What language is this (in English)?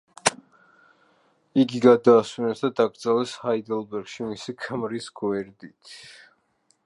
Georgian